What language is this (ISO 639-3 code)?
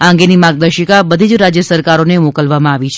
guj